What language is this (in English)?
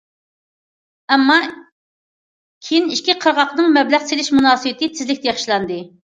Uyghur